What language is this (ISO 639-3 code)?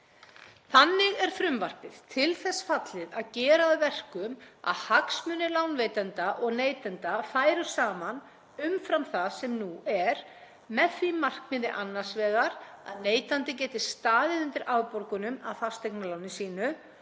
isl